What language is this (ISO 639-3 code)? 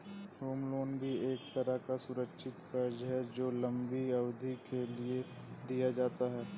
hin